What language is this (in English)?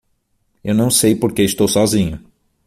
Portuguese